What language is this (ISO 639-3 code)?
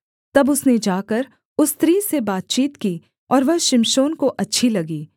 hin